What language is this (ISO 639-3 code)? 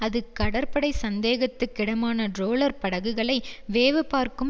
tam